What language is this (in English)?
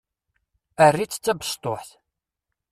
Kabyle